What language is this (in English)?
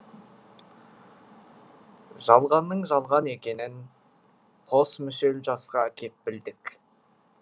Kazakh